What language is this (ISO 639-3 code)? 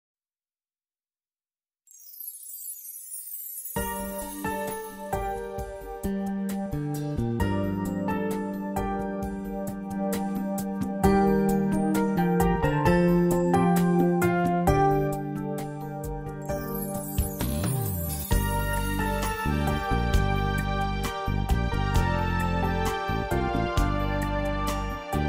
vie